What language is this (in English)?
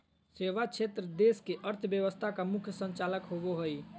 Magahi